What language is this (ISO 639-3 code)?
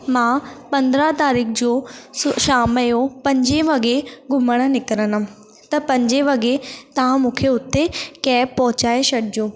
snd